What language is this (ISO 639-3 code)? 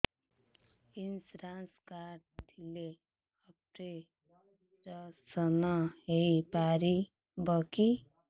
ori